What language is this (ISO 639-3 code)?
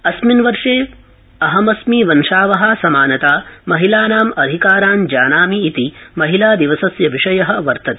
san